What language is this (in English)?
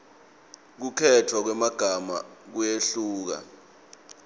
Swati